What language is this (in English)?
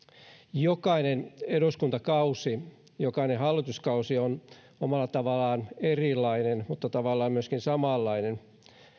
Finnish